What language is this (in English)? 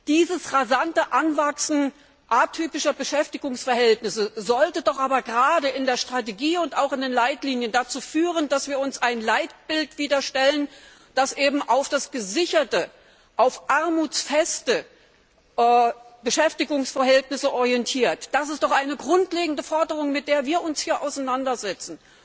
German